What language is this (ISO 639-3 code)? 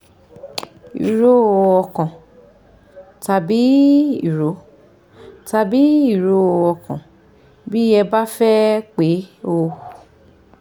yor